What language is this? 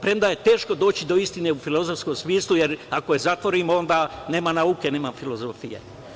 Serbian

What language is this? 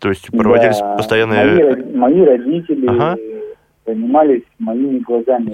Russian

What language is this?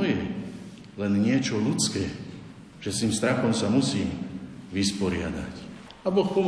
Slovak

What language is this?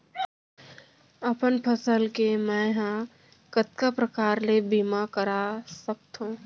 Chhattisgarhi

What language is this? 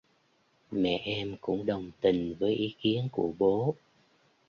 Vietnamese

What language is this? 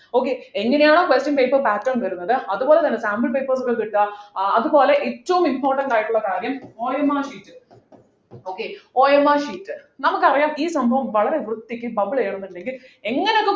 Malayalam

